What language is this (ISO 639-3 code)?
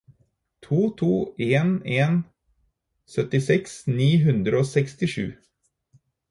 nob